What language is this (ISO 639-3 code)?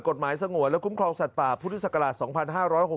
tha